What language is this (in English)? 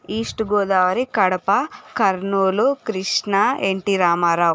Telugu